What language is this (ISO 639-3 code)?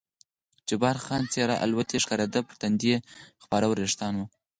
pus